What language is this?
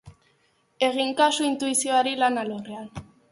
Basque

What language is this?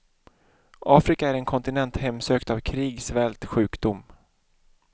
Swedish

